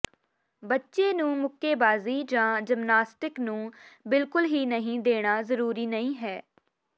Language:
Punjabi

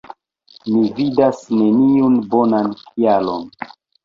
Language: Esperanto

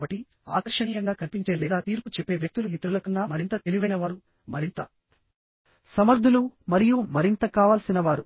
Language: Telugu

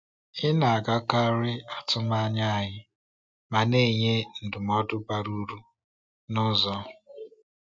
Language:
Igbo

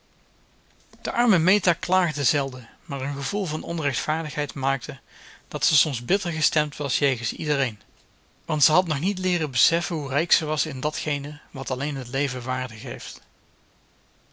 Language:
Dutch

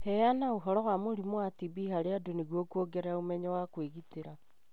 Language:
Kikuyu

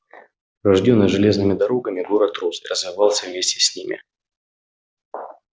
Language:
Russian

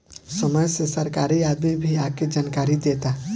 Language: Bhojpuri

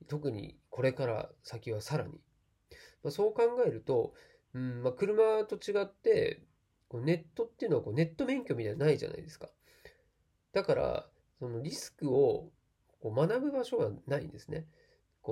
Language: Japanese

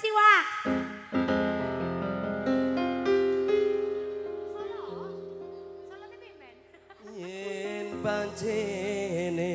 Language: Indonesian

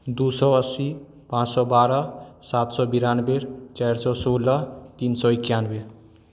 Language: Maithili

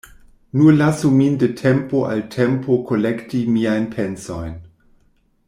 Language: Esperanto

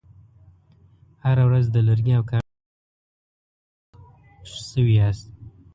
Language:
Pashto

